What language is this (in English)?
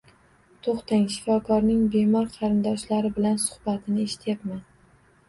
Uzbek